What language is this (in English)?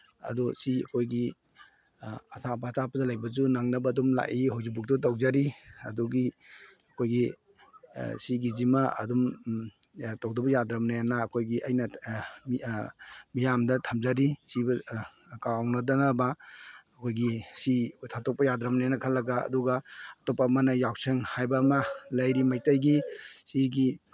Manipuri